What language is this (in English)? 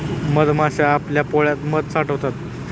Marathi